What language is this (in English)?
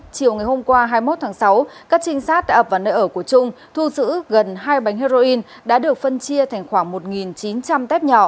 Vietnamese